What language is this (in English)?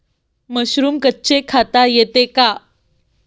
Marathi